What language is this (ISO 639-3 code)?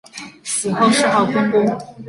zho